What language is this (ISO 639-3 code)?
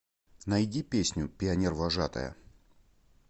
rus